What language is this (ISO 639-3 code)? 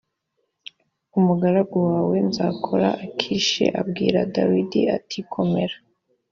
kin